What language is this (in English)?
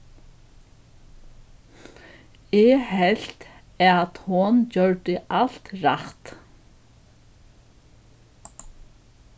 Faroese